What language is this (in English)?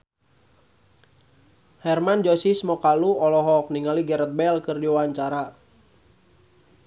Sundanese